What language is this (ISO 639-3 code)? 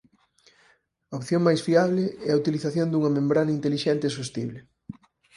glg